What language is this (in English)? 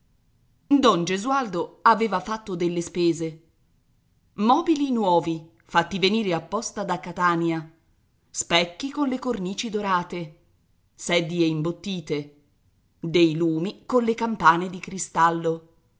Italian